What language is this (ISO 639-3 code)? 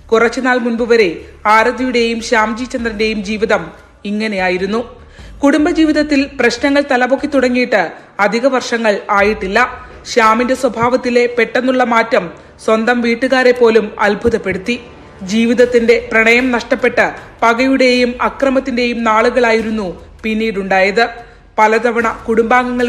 mal